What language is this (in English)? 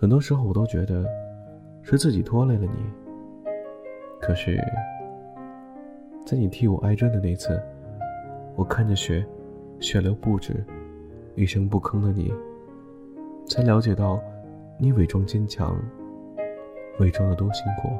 Chinese